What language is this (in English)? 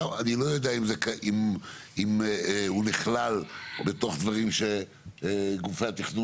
Hebrew